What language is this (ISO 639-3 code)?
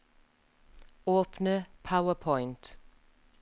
nor